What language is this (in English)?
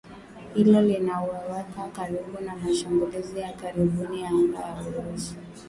Swahili